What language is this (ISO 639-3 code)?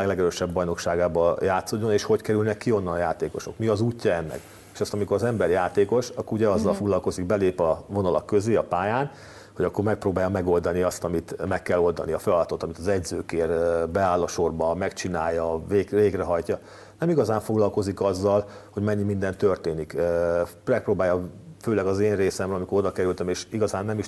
hun